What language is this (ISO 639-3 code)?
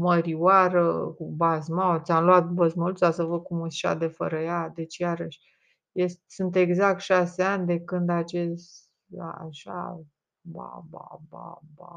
ron